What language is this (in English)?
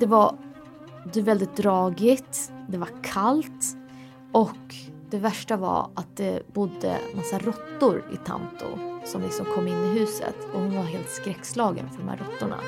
Swedish